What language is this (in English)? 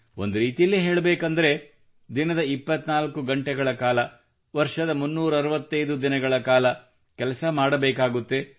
Kannada